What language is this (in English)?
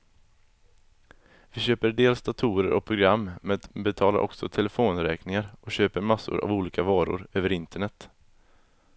Swedish